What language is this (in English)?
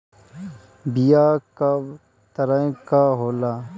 Bhojpuri